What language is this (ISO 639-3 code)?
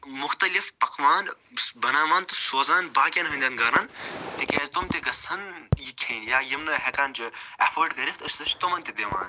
kas